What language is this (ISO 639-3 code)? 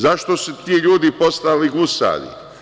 srp